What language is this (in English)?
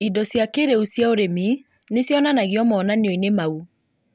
Kikuyu